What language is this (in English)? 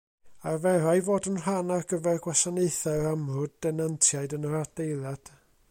Welsh